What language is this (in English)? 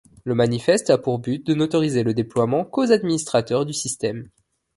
French